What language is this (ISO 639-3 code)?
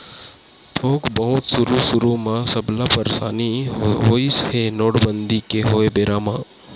hne